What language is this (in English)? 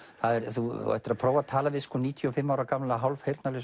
Icelandic